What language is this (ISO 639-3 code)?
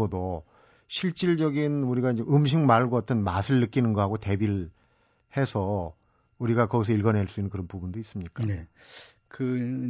kor